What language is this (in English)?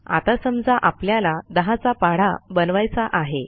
Marathi